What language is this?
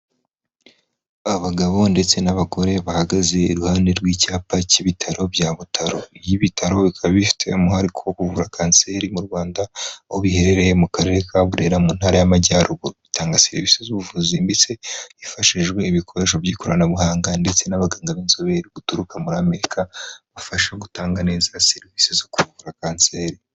Kinyarwanda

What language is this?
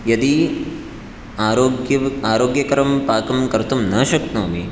Sanskrit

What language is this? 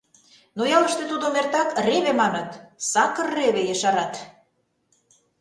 Mari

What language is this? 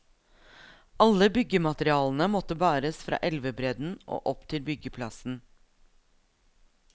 Norwegian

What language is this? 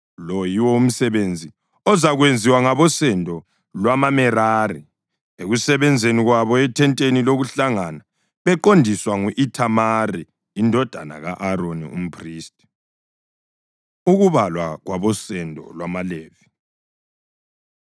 North Ndebele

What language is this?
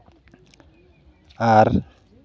Santali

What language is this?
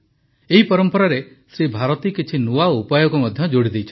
Odia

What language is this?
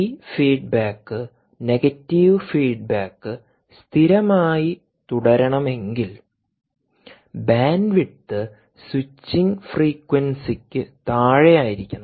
Malayalam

